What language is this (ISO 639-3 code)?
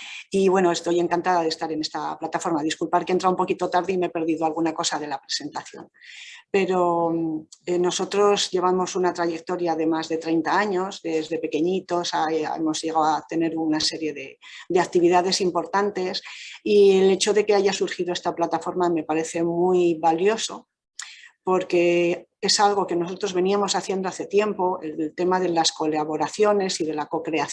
spa